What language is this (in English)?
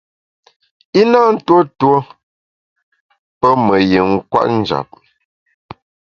Bamun